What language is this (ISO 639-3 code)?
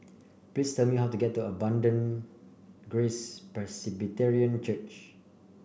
eng